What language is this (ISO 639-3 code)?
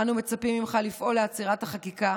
heb